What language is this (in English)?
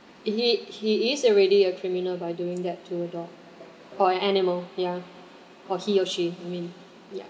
English